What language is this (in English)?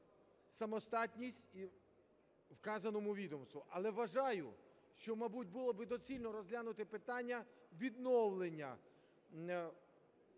Ukrainian